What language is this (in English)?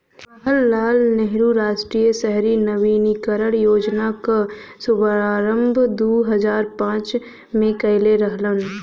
Bhojpuri